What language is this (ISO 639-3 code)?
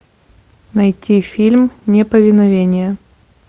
rus